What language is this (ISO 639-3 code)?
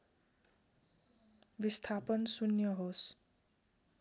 nep